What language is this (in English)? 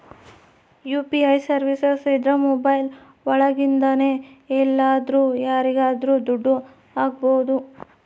Kannada